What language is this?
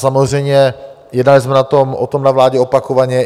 Czech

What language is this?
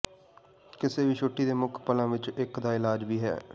Punjabi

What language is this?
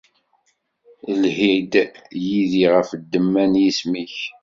Kabyle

